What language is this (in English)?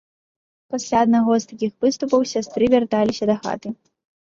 Belarusian